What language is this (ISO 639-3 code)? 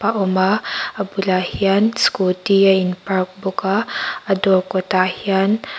lus